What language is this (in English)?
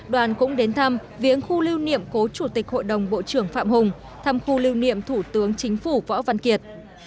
Vietnamese